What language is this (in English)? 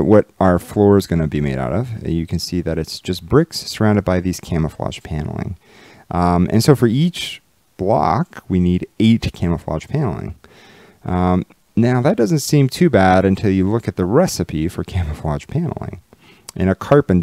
English